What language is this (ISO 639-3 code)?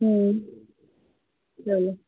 urd